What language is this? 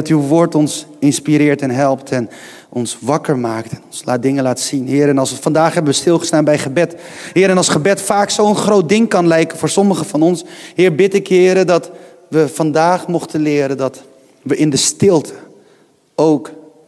Dutch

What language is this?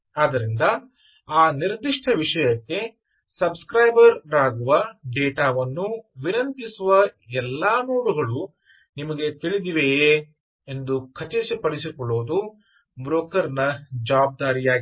Kannada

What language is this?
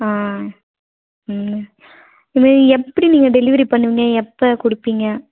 Tamil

